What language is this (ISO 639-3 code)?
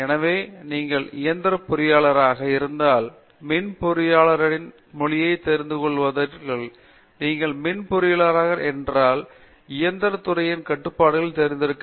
tam